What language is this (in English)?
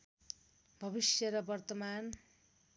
Nepali